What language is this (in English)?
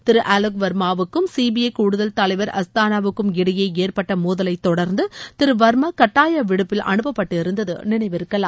Tamil